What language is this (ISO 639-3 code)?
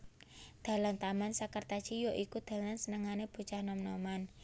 jav